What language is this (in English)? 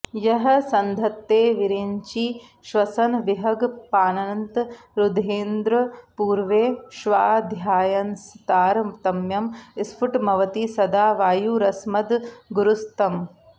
Sanskrit